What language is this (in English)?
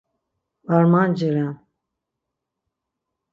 Laz